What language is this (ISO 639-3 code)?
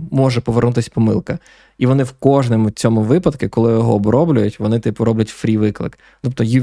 ukr